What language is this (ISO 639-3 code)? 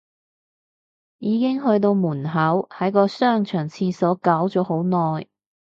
yue